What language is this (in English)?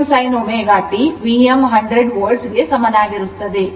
Kannada